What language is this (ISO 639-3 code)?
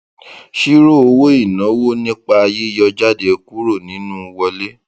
yor